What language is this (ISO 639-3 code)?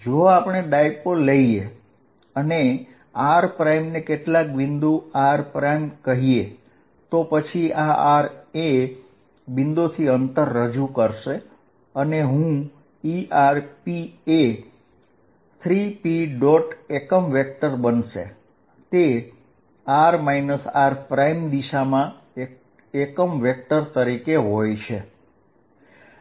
guj